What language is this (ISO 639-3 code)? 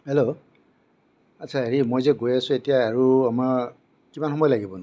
asm